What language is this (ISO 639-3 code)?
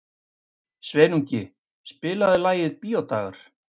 isl